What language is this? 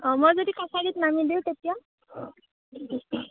Assamese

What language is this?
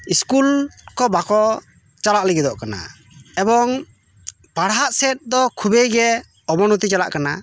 Santali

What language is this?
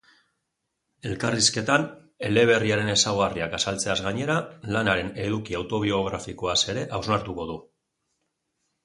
Basque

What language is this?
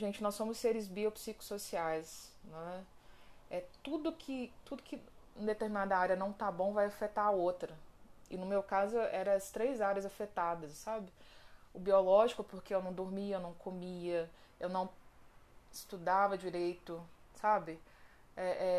Portuguese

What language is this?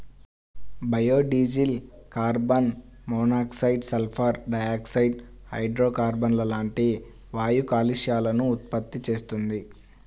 Telugu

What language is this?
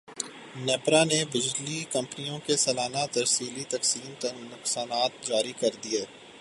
Urdu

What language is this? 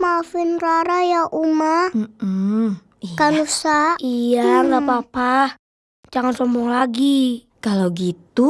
Indonesian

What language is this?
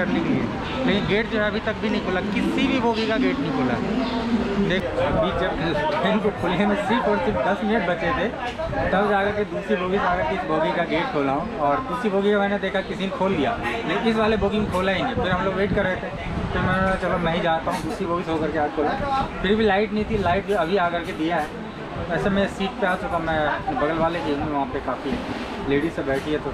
Hindi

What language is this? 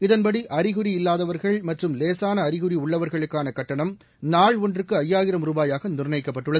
Tamil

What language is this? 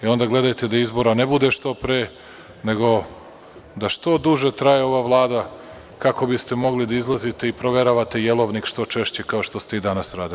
Serbian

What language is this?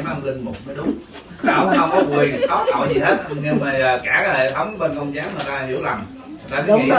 Vietnamese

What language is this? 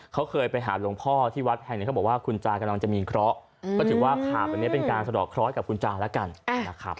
Thai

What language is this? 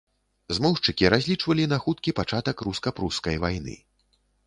Belarusian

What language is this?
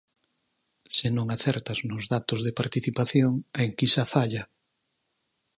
Galician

